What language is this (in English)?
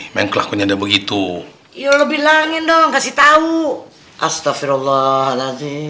Indonesian